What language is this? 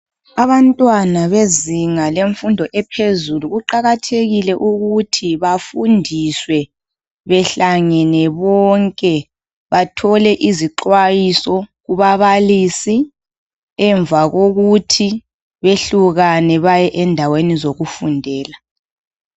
North Ndebele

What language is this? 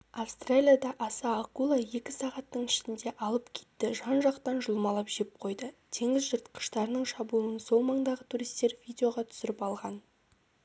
Kazakh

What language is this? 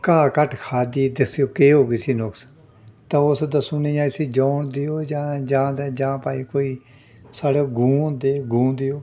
Dogri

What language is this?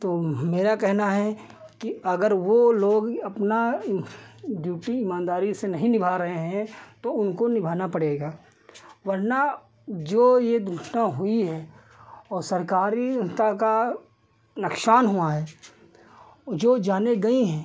Hindi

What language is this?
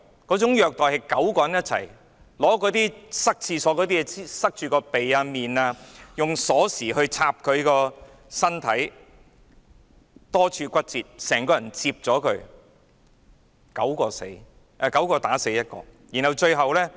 Cantonese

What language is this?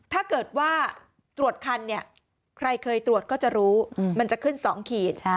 Thai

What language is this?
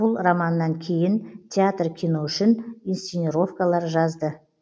Kazakh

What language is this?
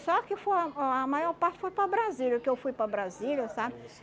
Portuguese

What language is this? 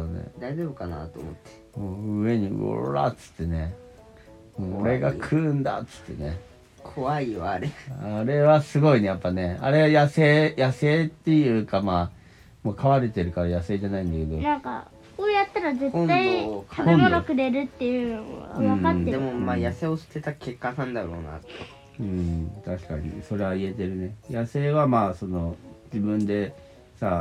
Japanese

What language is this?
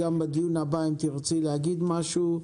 Hebrew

